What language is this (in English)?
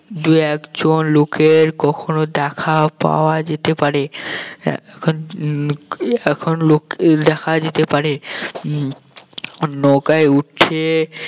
Bangla